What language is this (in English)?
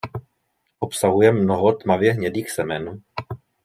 Czech